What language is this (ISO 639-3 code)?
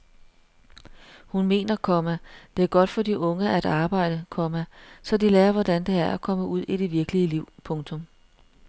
dan